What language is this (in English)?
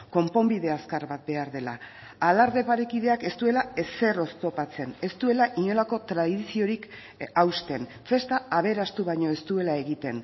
Basque